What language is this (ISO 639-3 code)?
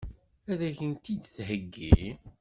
kab